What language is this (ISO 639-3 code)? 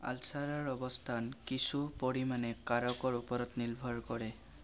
asm